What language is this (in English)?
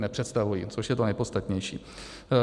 Czech